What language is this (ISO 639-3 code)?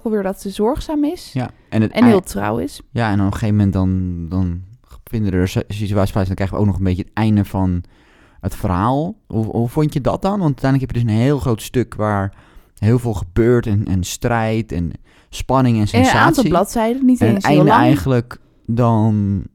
nld